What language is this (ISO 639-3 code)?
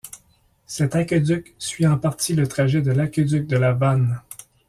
fra